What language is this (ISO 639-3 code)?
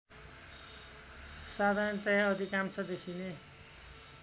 nep